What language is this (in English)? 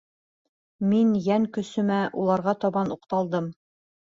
Bashkir